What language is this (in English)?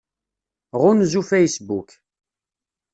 Kabyle